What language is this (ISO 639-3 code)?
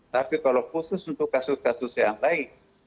ind